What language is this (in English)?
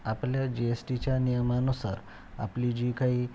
Marathi